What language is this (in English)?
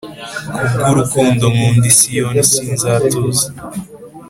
Kinyarwanda